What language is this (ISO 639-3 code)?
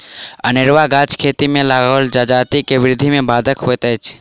mai